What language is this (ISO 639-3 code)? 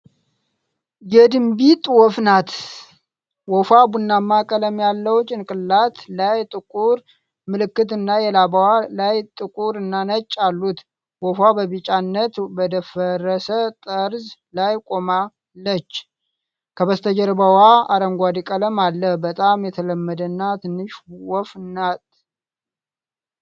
amh